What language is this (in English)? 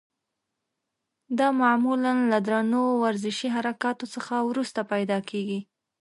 Pashto